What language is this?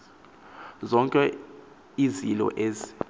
Xhosa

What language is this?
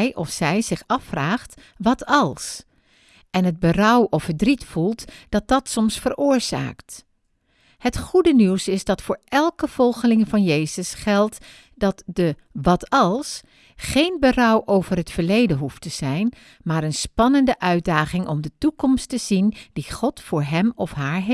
Dutch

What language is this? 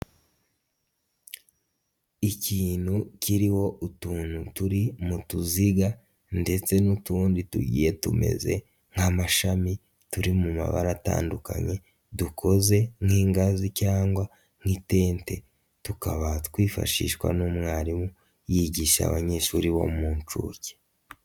Kinyarwanda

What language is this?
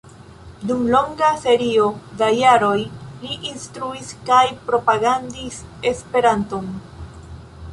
Esperanto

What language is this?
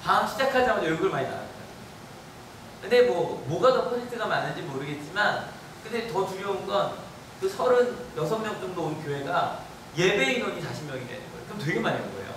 Korean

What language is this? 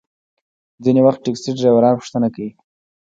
Pashto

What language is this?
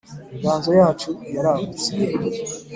Kinyarwanda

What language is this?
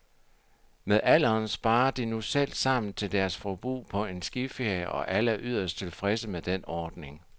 Danish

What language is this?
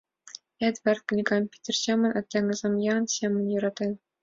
Mari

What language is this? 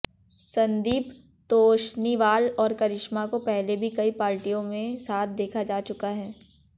Hindi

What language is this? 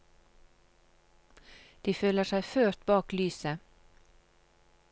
Norwegian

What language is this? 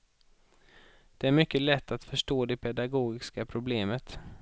Swedish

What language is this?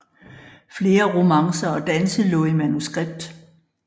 Danish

